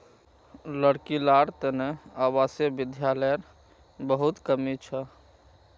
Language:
Magahi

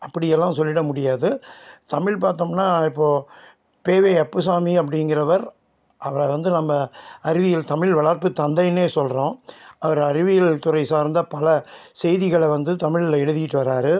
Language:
Tamil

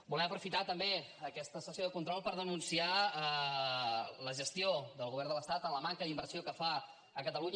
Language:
Catalan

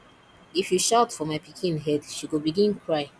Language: Nigerian Pidgin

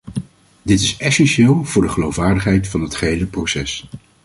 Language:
Dutch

